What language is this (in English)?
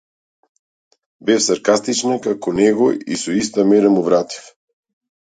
Macedonian